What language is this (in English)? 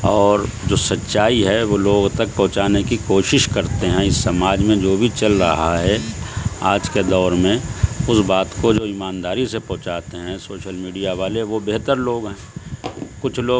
Urdu